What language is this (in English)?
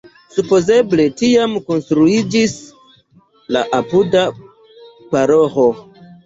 Esperanto